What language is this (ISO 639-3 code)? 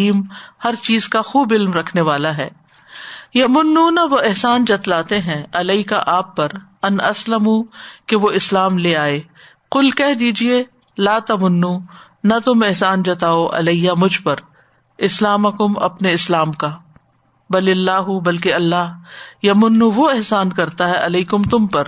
urd